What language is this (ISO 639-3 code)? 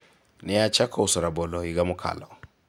luo